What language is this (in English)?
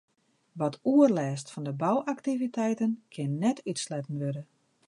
Western Frisian